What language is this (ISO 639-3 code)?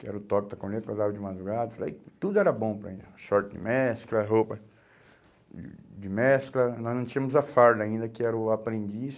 por